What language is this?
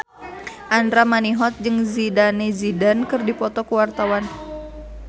Sundanese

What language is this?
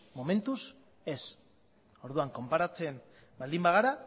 Basque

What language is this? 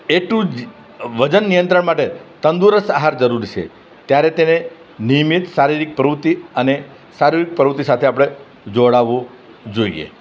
Gujarati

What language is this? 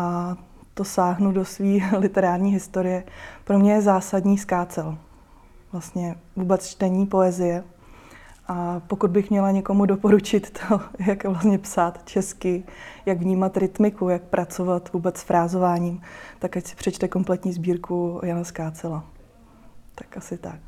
Czech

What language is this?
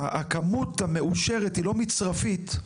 Hebrew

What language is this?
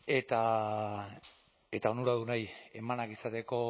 Basque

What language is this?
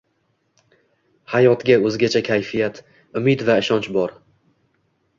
Uzbek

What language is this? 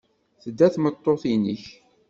Kabyle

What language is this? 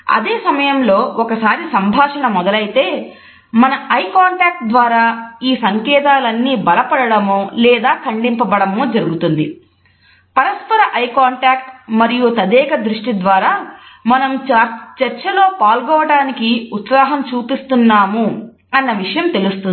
Telugu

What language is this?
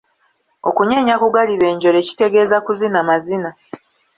Ganda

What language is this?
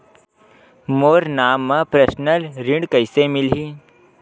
Chhattisgarhi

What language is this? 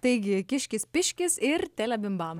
Lithuanian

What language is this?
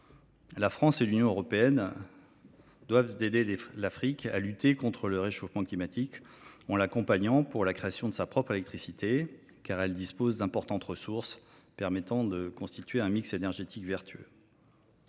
French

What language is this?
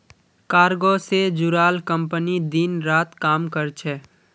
Magahi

